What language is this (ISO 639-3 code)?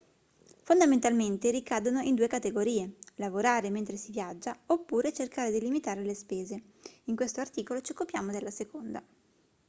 ita